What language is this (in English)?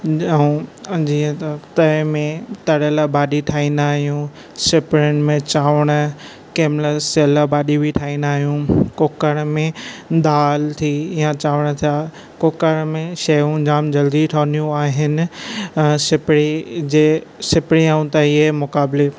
Sindhi